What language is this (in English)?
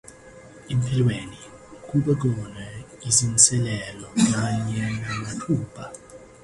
Zulu